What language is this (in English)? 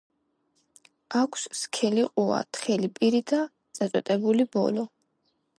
Georgian